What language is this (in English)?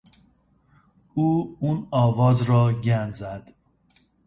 Persian